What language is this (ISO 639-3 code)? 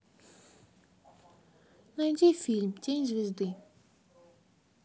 rus